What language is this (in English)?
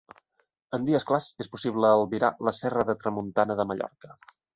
Catalan